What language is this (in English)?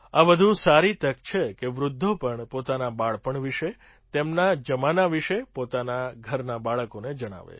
Gujarati